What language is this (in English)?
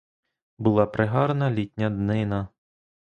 Ukrainian